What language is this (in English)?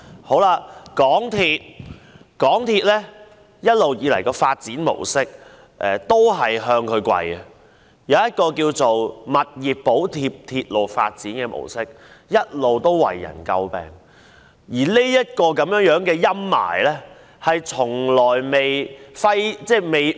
Cantonese